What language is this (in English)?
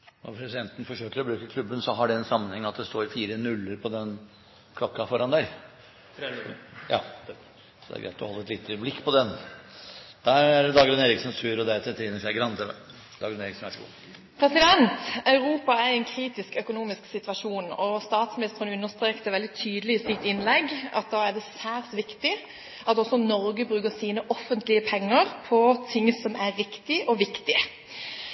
Norwegian